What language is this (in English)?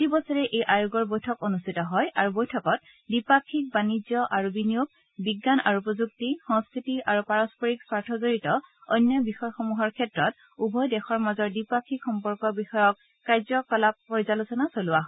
Assamese